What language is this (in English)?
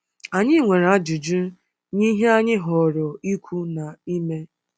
Igbo